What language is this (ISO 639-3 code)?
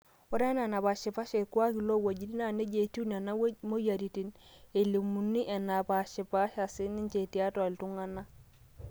mas